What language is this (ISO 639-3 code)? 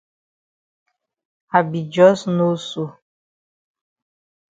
wes